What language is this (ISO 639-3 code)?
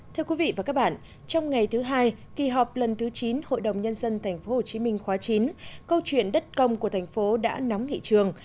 vie